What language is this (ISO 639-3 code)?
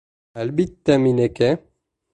bak